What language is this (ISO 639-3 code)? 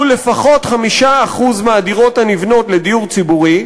heb